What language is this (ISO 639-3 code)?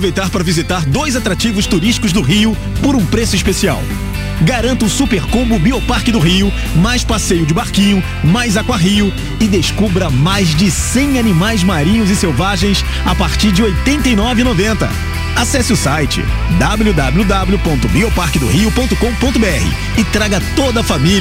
por